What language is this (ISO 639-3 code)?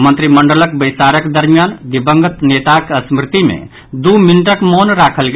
mai